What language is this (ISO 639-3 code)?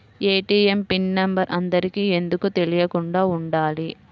tel